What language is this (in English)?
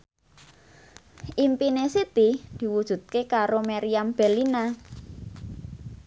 Javanese